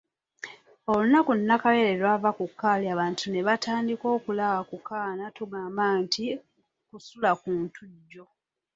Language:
Ganda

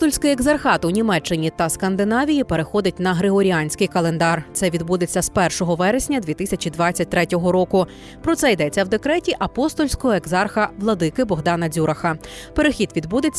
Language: Ukrainian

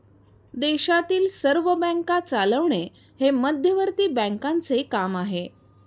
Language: Marathi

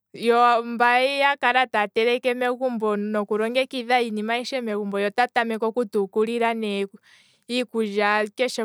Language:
Kwambi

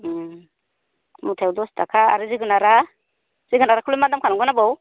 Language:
Bodo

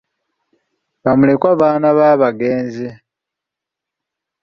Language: Ganda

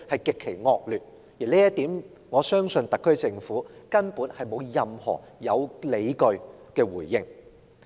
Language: Cantonese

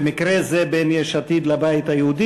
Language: Hebrew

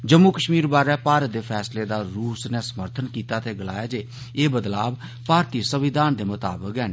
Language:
Dogri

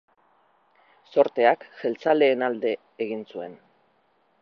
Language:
Basque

